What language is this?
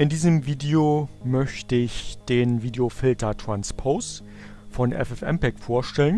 German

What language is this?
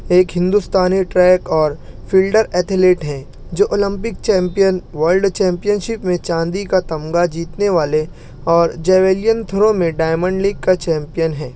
Urdu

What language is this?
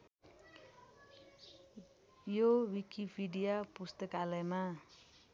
Nepali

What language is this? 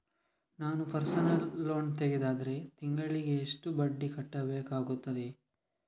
Kannada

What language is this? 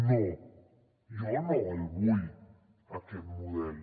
Catalan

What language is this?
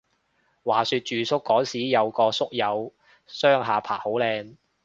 Cantonese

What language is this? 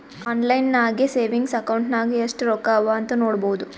Kannada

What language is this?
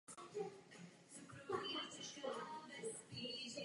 Czech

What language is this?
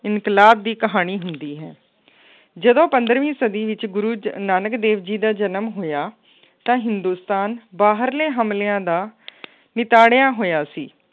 Punjabi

